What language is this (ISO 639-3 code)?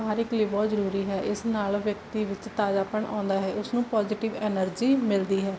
pan